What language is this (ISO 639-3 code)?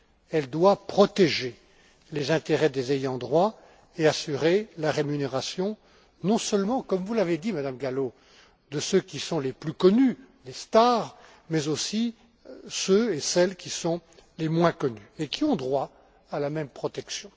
fra